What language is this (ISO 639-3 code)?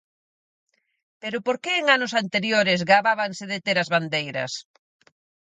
glg